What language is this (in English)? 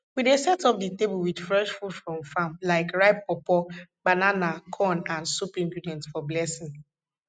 Nigerian Pidgin